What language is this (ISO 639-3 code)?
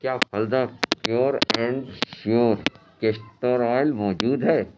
urd